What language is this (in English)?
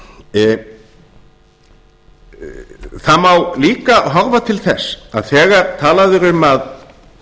Icelandic